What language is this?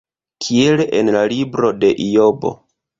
Esperanto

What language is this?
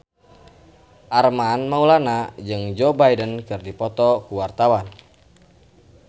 Sundanese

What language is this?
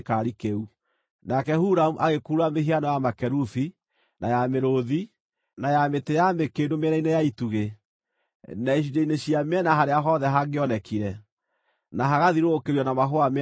Kikuyu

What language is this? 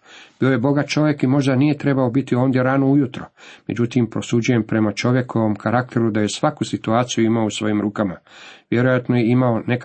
Croatian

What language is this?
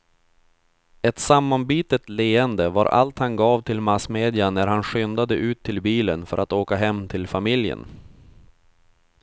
Swedish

